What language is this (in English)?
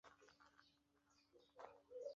Chinese